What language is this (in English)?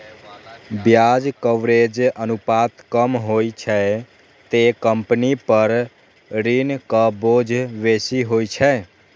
Maithili